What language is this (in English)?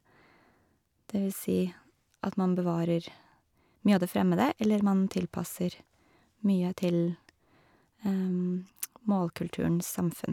Norwegian